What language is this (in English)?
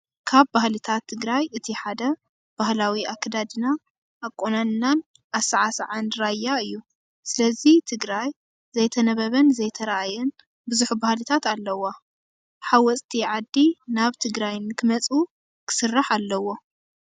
Tigrinya